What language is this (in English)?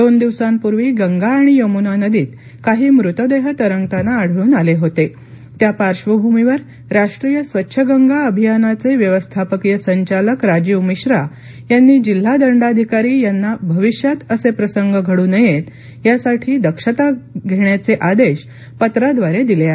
Marathi